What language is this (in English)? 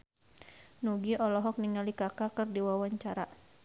Sundanese